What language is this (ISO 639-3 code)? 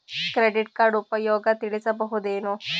kan